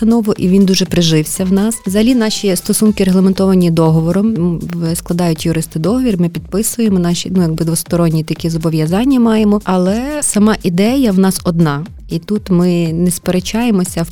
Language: Ukrainian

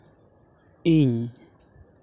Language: Santali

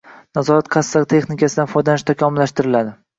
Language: Uzbek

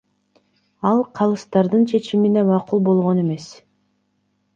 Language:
Kyrgyz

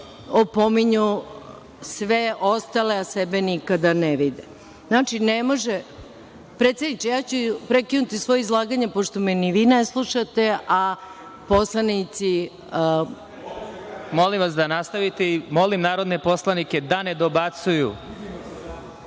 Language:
Serbian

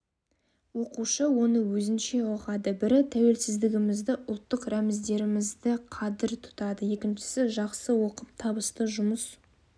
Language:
Kazakh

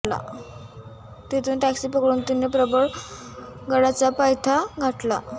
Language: Marathi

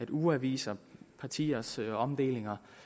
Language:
Danish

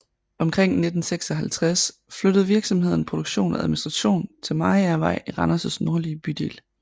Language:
Danish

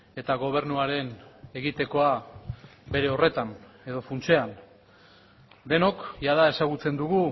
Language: Basque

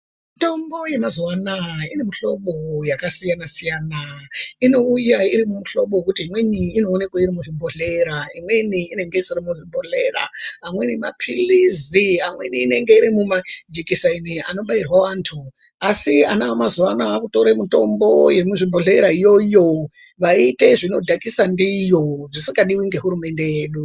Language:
Ndau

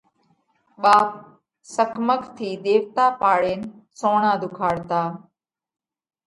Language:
Parkari Koli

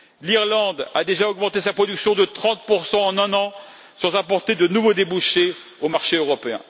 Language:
French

